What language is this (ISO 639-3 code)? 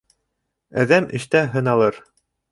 bak